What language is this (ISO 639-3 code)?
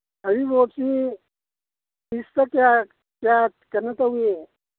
mni